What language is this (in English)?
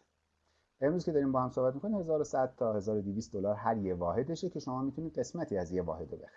Persian